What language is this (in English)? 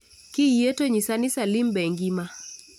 Luo (Kenya and Tanzania)